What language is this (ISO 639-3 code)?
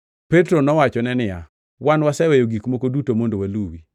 luo